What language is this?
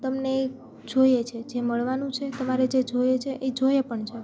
Gujarati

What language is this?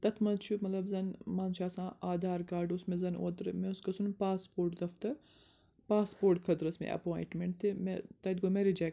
Kashmiri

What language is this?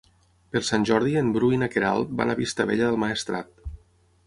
Catalan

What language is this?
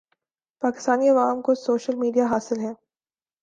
Urdu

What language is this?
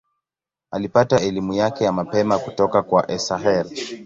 Swahili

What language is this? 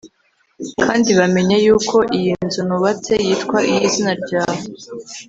Kinyarwanda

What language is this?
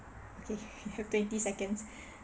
English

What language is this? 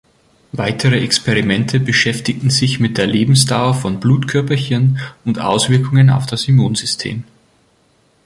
German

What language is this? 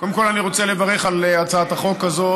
Hebrew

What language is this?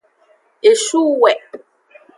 Aja (Benin)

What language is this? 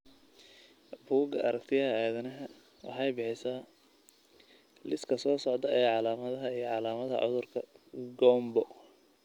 Somali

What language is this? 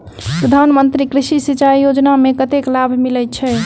Maithili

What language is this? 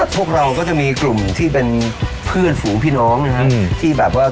Thai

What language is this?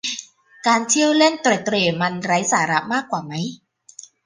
Thai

